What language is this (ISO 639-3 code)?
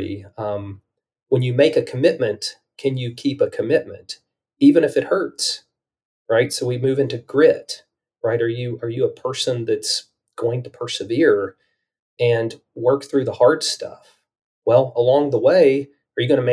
eng